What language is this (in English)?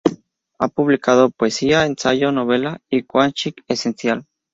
Spanish